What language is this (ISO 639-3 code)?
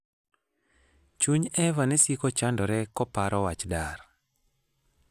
luo